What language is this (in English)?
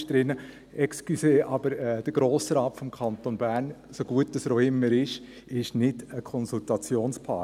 Swiss German